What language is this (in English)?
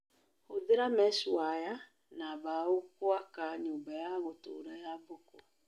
Kikuyu